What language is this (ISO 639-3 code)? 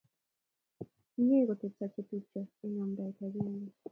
kln